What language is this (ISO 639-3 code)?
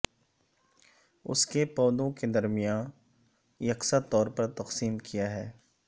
urd